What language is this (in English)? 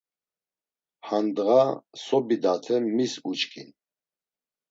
Laz